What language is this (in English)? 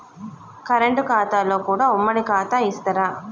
Telugu